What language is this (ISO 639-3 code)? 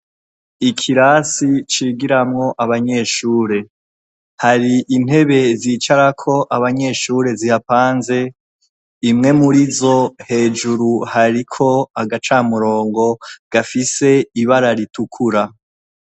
run